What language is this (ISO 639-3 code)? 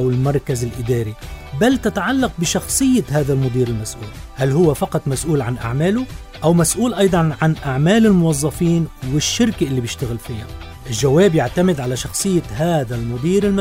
ara